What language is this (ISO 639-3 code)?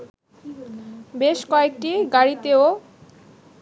ben